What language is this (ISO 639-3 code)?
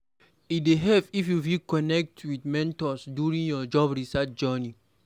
pcm